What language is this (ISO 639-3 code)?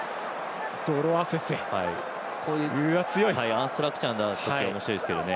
jpn